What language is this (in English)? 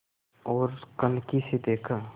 Hindi